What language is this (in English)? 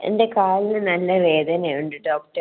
Malayalam